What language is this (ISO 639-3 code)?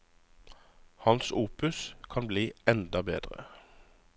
nor